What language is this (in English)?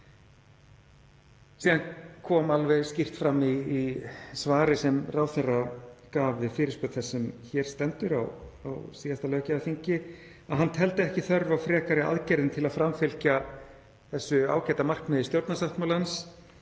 Icelandic